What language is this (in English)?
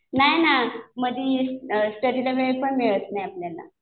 Marathi